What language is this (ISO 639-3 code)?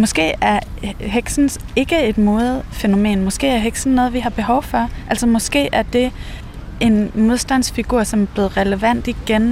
dan